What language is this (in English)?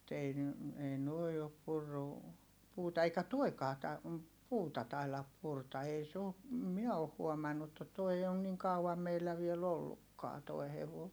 Finnish